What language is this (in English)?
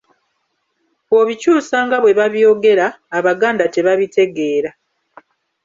Ganda